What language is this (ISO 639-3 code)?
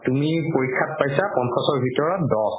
asm